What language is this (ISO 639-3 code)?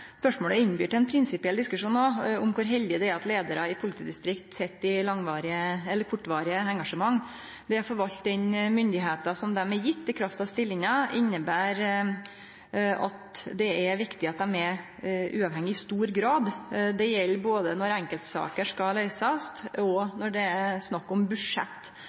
nno